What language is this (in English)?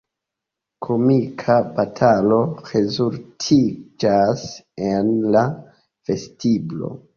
Esperanto